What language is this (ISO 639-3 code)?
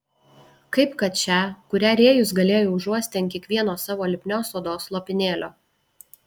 lit